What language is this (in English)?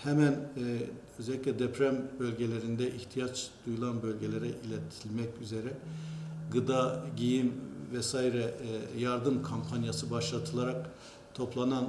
Turkish